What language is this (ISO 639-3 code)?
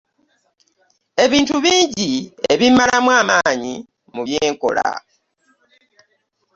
lug